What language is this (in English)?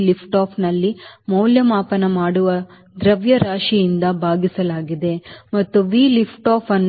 Kannada